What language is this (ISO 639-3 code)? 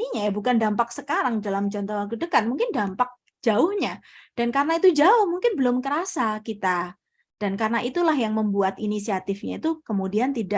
ind